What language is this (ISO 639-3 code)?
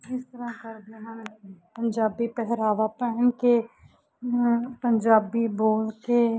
pan